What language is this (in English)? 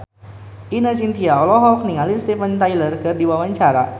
Sundanese